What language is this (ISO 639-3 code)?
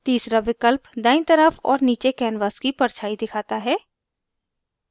hin